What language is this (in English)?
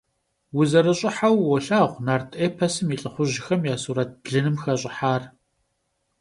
Kabardian